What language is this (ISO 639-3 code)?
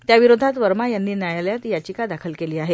mar